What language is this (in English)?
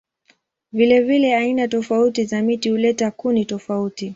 Swahili